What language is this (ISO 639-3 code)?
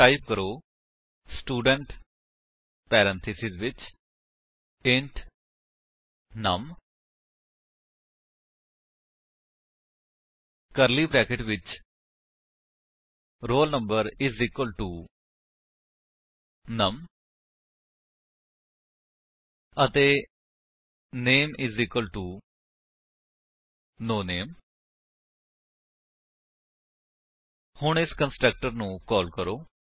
pan